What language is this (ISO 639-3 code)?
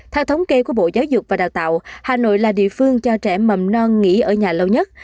vie